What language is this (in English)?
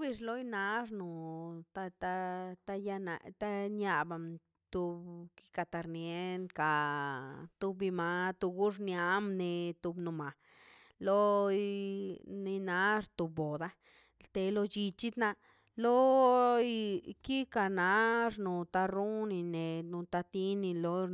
Mazaltepec Zapotec